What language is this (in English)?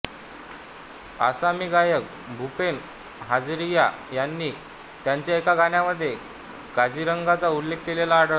Marathi